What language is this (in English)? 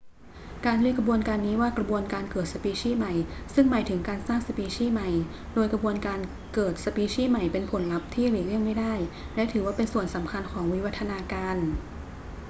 Thai